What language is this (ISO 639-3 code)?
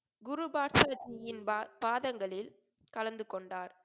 tam